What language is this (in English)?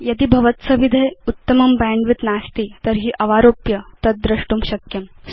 Sanskrit